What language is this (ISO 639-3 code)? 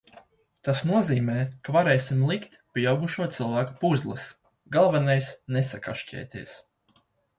lav